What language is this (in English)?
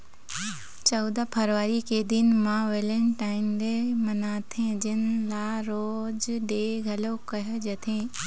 Chhattisgarhi